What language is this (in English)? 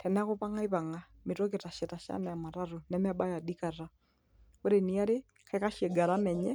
Masai